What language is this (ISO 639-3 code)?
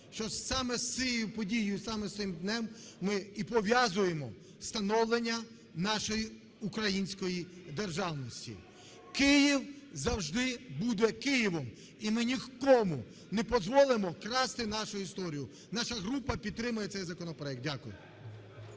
ukr